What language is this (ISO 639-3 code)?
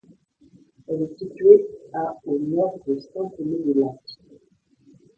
fra